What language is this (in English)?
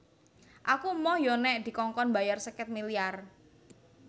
Javanese